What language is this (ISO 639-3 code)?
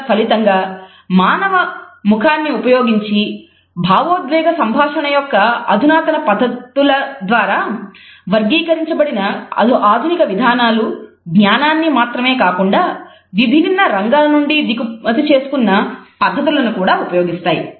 tel